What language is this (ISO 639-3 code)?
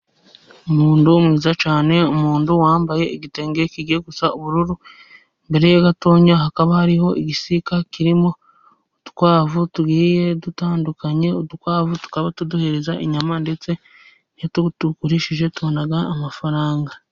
kin